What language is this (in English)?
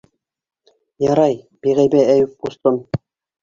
Bashkir